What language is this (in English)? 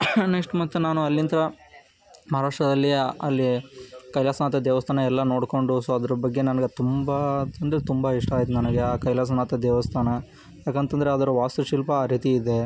Kannada